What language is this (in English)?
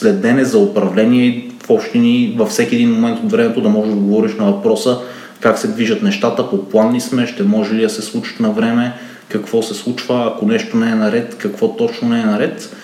Bulgarian